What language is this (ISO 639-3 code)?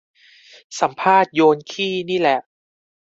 tha